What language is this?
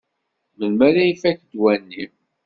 Kabyle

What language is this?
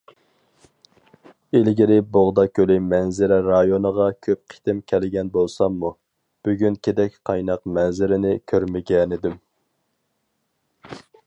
Uyghur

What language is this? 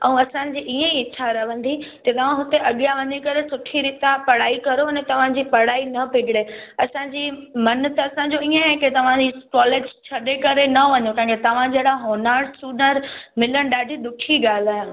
Sindhi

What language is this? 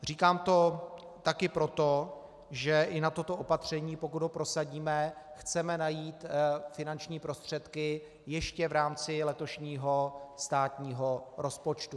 Czech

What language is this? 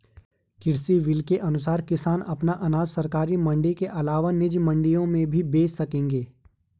Hindi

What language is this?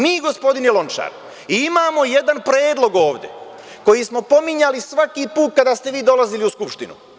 Serbian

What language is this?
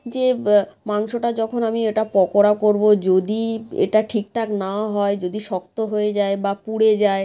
Bangla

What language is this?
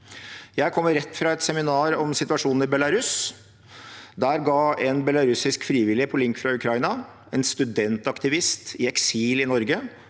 Norwegian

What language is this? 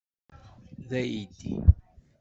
Kabyle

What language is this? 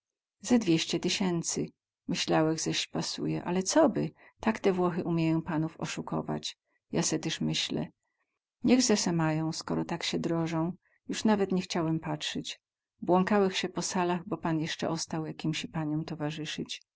Polish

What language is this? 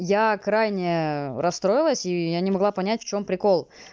Russian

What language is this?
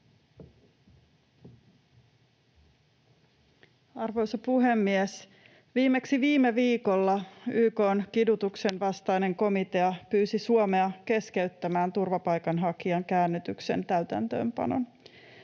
Finnish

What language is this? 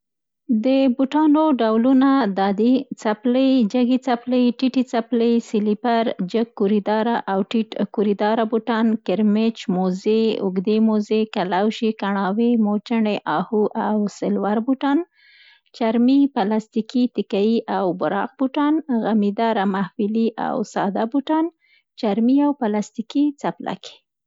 Central Pashto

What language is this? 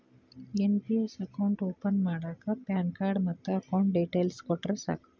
Kannada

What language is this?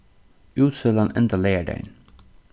Faroese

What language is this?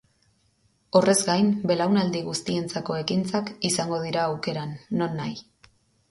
Basque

